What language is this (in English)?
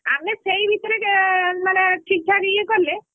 Odia